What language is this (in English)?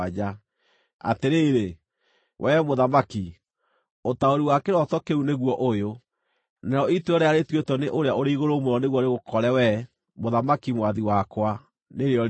Kikuyu